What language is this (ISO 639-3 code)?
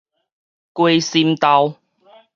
nan